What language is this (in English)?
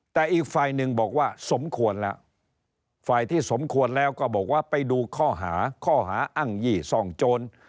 Thai